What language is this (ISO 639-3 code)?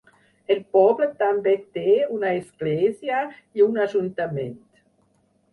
cat